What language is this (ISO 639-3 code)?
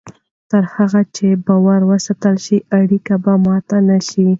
pus